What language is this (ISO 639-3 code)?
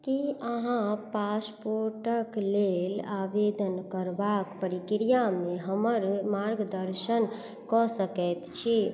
mai